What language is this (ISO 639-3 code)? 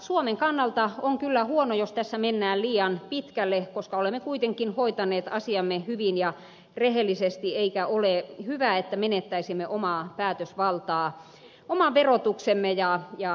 fin